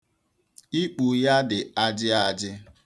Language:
Igbo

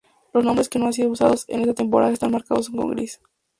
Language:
Spanish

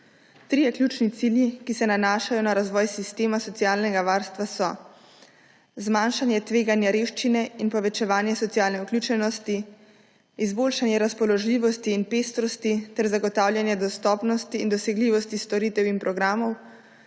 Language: Slovenian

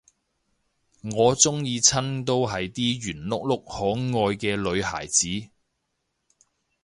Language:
Cantonese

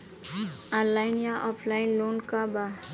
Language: Bhojpuri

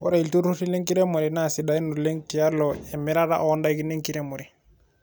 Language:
Masai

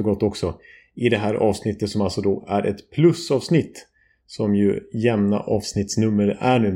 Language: Swedish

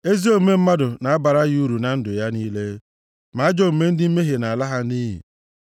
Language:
Igbo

